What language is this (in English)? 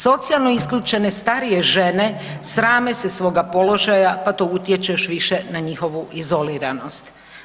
Croatian